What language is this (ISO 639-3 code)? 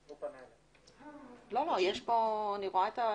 heb